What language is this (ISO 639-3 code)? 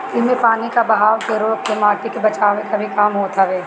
bho